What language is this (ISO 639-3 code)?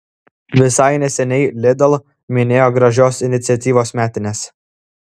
lit